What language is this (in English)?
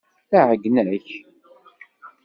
Kabyle